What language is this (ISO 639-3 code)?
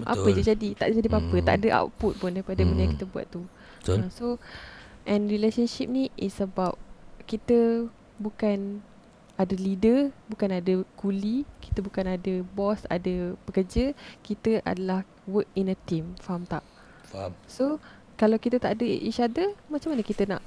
msa